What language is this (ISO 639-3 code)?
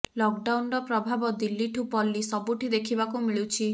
ori